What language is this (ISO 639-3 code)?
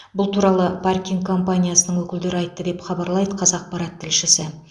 kaz